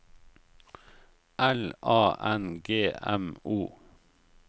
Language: Norwegian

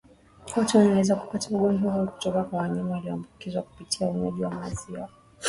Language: Swahili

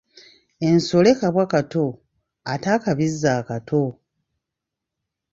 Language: Ganda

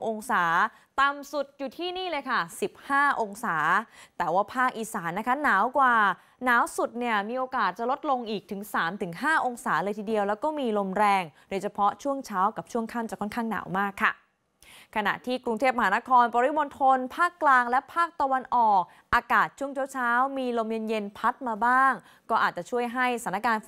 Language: Thai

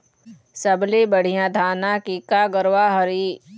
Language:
Chhattisgarhi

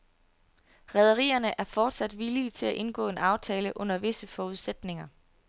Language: Danish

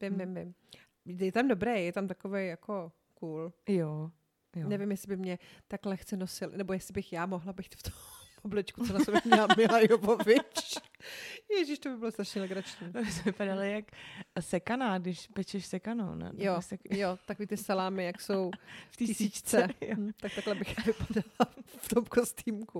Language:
Czech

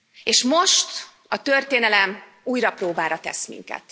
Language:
Hungarian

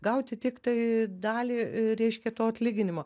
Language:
Lithuanian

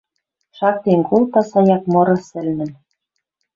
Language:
Western Mari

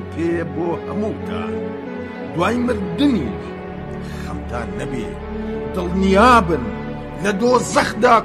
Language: Persian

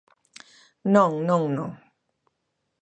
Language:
Galician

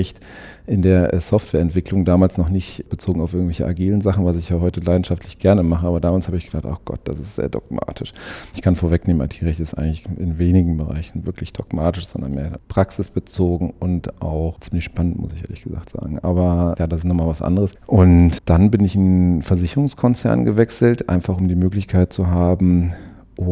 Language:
German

